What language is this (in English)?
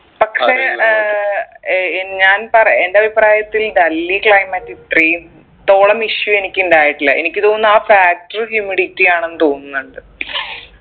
Malayalam